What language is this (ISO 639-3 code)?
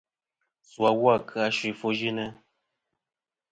bkm